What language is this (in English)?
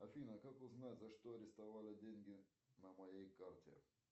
Russian